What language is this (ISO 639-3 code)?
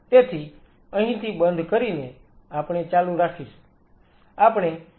guj